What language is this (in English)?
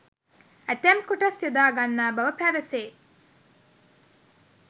Sinhala